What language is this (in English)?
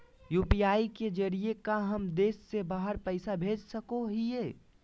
Magahi